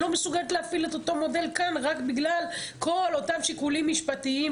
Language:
Hebrew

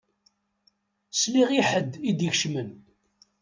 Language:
Kabyle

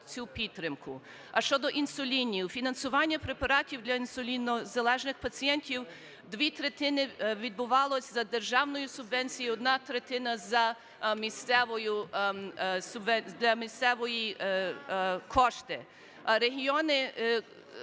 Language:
Ukrainian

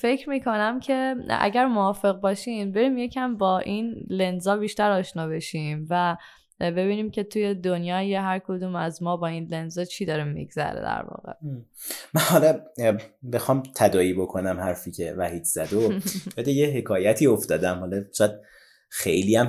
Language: Persian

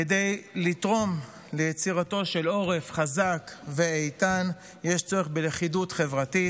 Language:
Hebrew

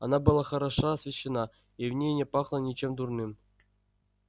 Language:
Russian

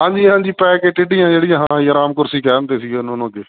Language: Punjabi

